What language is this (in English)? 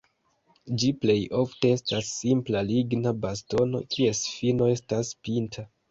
Esperanto